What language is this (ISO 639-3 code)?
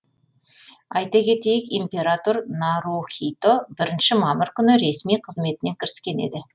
kaz